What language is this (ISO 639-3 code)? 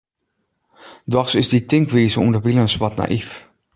fry